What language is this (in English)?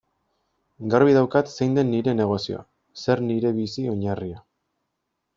Basque